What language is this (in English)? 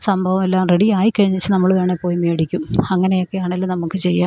Malayalam